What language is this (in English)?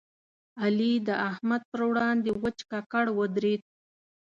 Pashto